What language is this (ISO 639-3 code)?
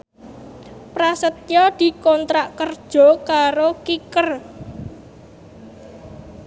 jav